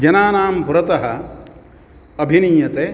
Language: Sanskrit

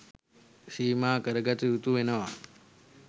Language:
Sinhala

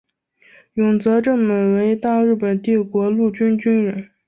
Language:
Chinese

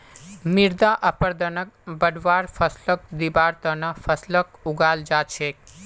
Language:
Magahi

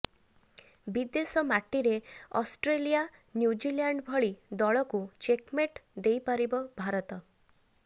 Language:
Odia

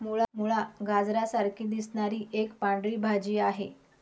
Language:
Marathi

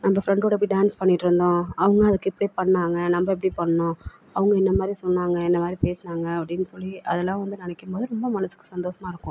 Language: Tamil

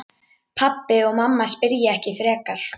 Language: Icelandic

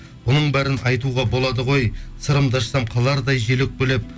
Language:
Kazakh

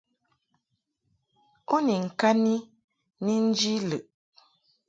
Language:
Mungaka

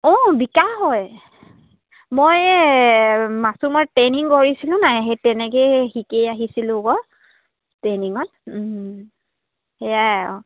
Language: Assamese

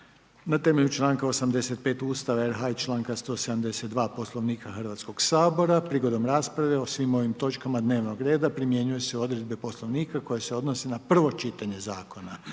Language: Croatian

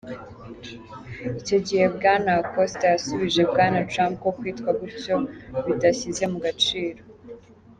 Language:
Kinyarwanda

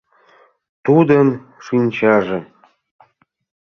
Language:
Mari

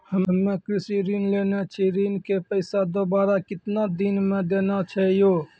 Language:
Maithili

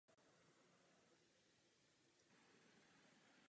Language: Czech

